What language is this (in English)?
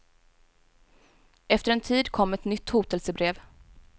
Swedish